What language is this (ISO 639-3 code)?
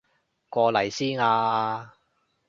yue